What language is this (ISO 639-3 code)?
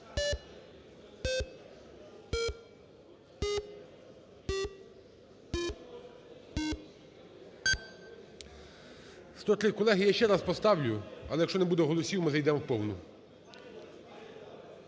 ukr